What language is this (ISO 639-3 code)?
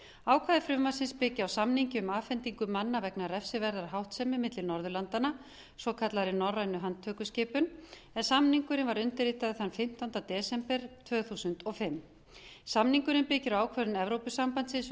isl